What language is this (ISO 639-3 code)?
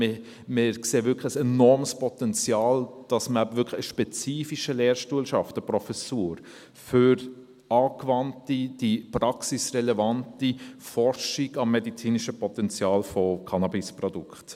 gsw